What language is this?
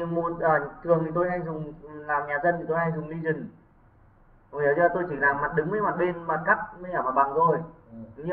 Vietnamese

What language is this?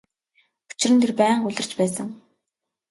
Mongolian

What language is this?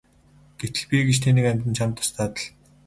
Mongolian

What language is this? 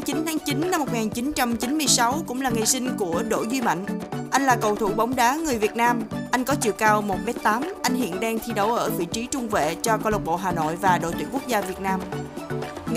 Vietnamese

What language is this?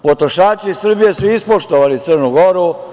Serbian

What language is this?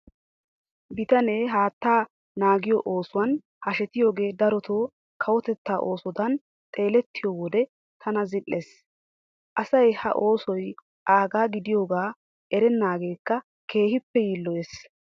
Wolaytta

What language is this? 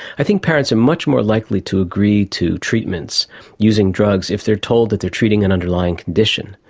English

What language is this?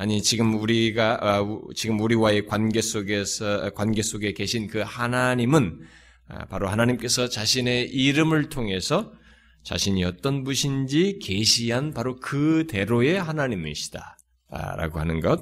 Korean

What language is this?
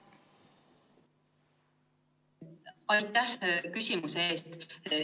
Estonian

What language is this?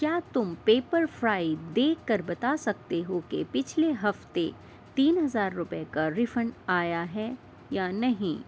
Urdu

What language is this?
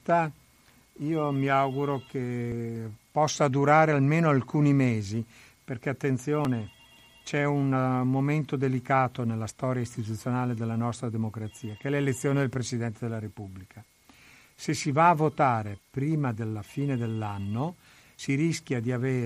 Italian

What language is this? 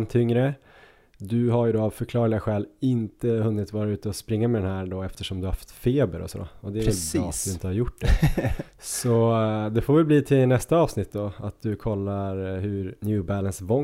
Swedish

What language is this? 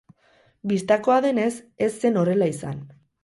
Basque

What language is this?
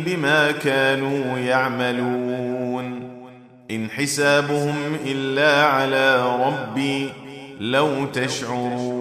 Arabic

